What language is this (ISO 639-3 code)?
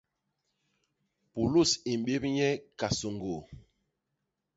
bas